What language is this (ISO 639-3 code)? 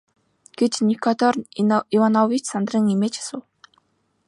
mon